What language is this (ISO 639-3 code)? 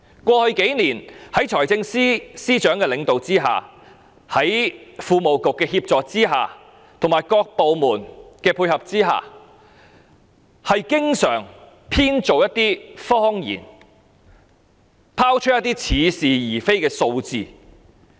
yue